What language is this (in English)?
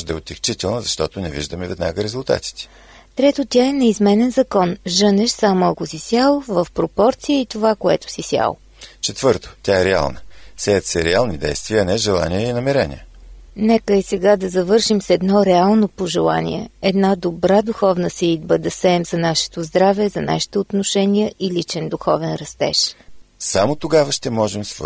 Bulgarian